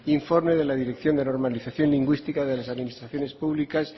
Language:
Spanish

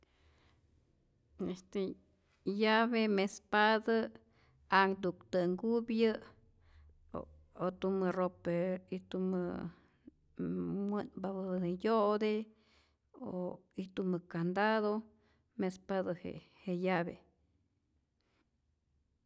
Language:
Rayón Zoque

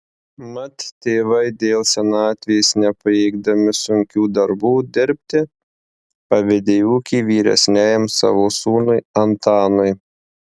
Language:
Lithuanian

